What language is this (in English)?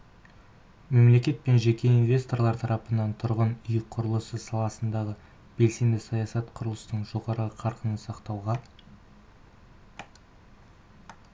Kazakh